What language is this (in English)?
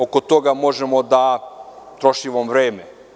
Serbian